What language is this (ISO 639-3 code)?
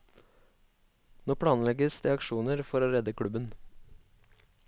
nor